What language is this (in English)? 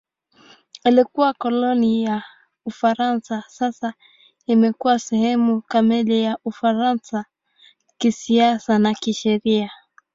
Swahili